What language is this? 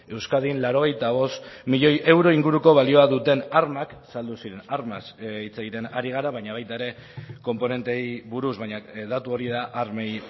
Basque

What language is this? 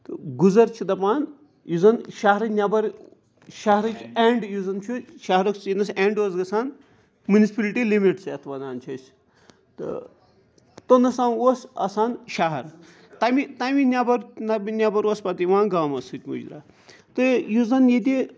Kashmiri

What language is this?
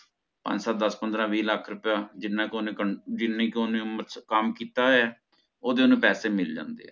Punjabi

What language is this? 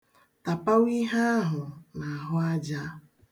Igbo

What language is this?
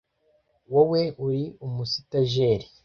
Kinyarwanda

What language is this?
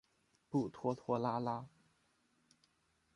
Chinese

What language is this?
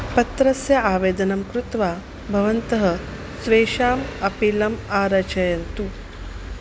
Sanskrit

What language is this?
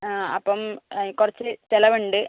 Malayalam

